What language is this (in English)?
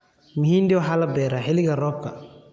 Somali